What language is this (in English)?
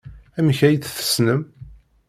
Kabyle